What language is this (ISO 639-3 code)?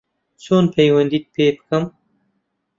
ckb